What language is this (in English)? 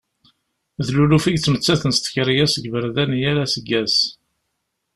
Kabyle